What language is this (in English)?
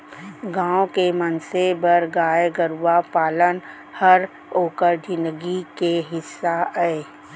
Chhattisgarhi